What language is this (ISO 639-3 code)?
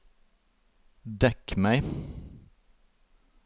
nor